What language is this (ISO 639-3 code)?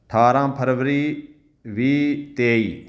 pan